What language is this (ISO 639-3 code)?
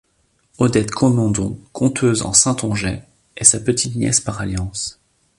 fra